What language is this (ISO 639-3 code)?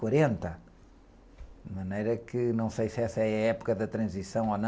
por